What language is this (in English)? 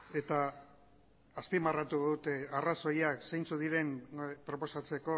Basque